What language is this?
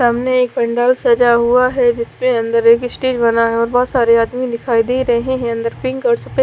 Hindi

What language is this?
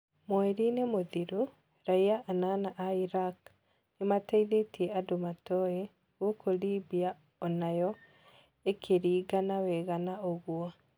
Kikuyu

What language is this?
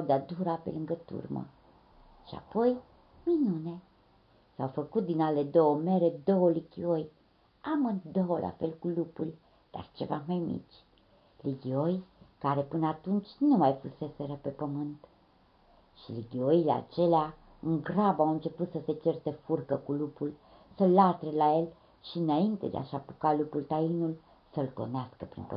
Romanian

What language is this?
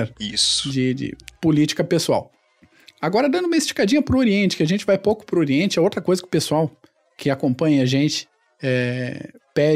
Portuguese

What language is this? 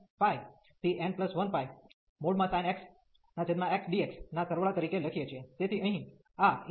Gujarati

